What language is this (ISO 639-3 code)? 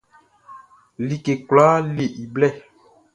bci